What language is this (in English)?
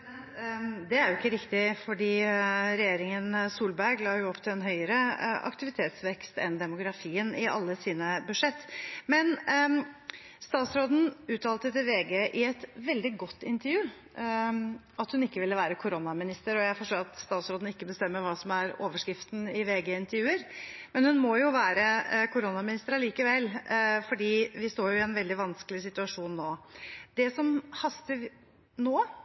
Norwegian Bokmål